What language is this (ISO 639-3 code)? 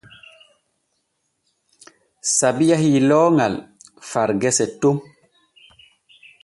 fue